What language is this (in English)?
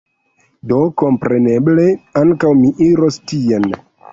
Esperanto